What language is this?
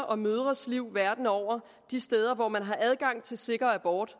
Danish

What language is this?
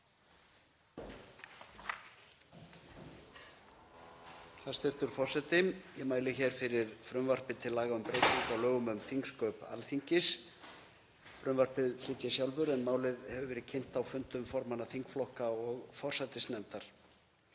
Icelandic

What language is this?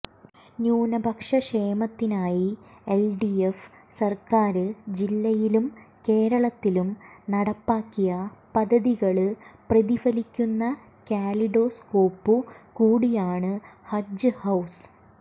Malayalam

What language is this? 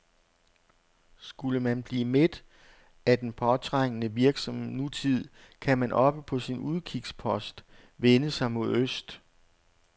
Danish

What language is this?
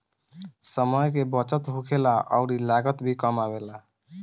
Bhojpuri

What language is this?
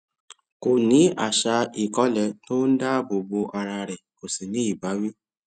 Yoruba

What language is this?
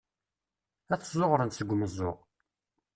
Kabyle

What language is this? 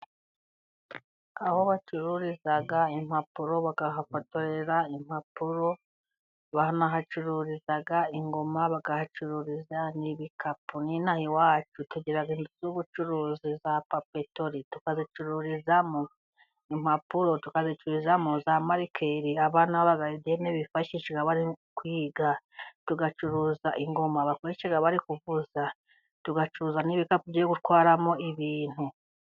Kinyarwanda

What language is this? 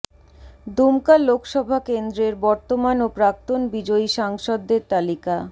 Bangla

